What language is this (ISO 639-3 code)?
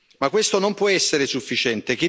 ita